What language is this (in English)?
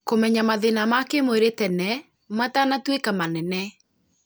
Kikuyu